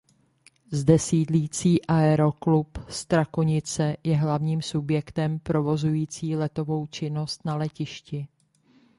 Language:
Czech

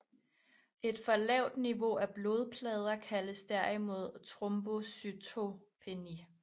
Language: Danish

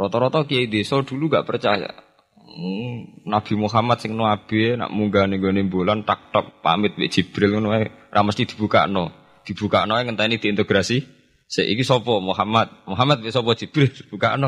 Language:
Indonesian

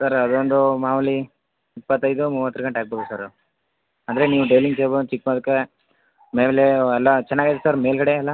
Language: Kannada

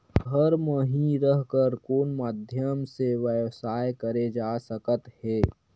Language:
Chhattisgarhi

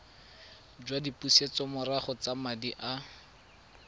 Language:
Tswana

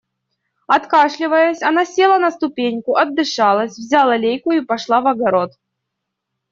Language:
Russian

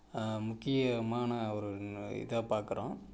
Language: Tamil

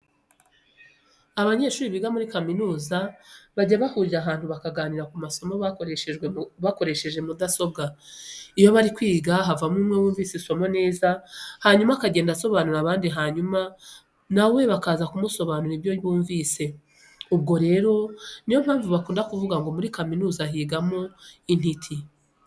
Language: Kinyarwanda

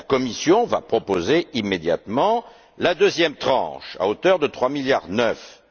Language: French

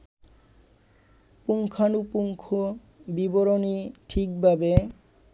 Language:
Bangla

